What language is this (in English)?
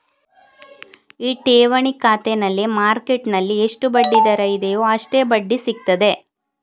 Kannada